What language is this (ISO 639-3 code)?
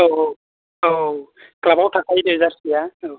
brx